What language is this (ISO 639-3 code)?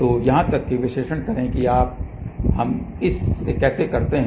hin